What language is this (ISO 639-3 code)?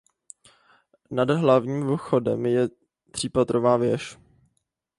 ces